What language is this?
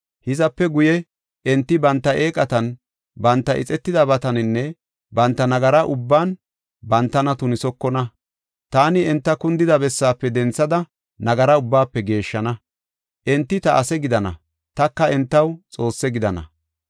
Gofa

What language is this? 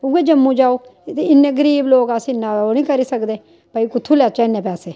Dogri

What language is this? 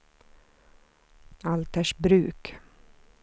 Swedish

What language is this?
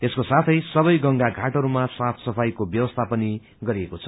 Nepali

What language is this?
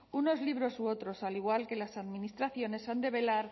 Spanish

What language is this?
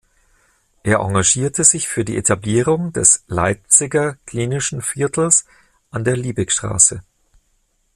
German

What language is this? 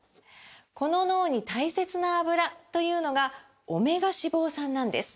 Japanese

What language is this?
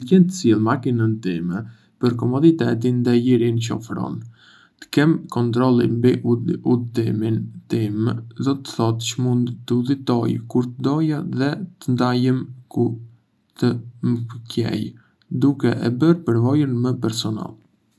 Arbëreshë Albanian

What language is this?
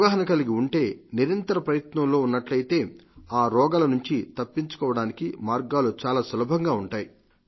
Telugu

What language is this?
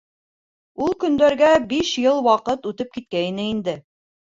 Bashkir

